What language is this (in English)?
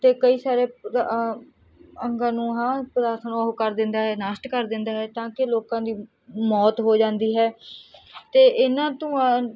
Punjabi